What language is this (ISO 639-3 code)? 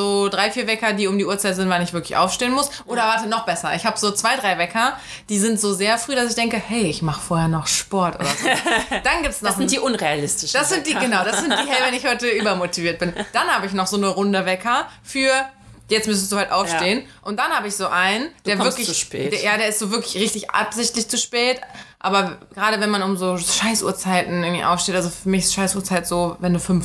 deu